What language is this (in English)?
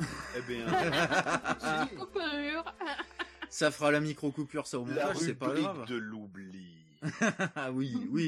French